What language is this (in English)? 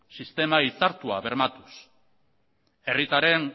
Basque